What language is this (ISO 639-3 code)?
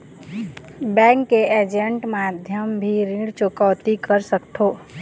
hne